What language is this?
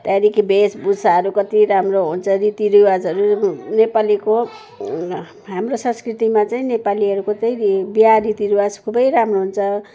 Nepali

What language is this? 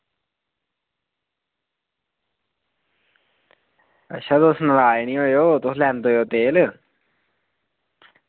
Dogri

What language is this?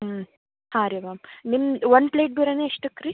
Kannada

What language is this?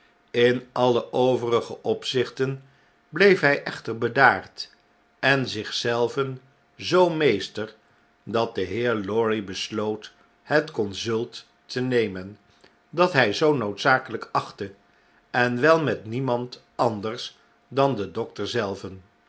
Dutch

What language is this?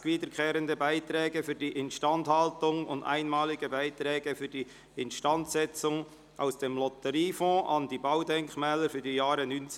Swiss German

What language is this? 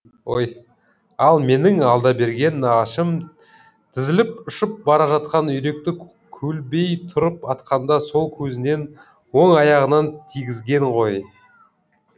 Kazakh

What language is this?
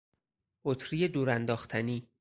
Persian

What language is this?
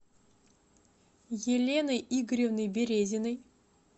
Russian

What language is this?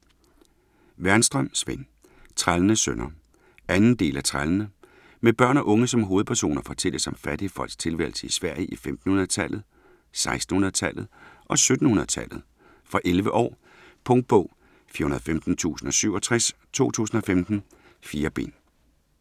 Danish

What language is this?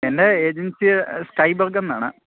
Malayalam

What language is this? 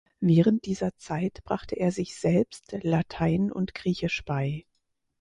German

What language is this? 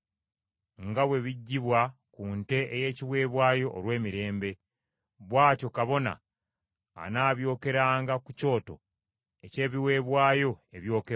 Ganda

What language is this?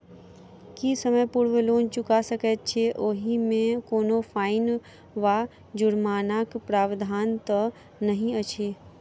Maithili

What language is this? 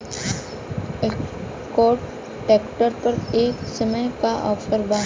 Bhojpuri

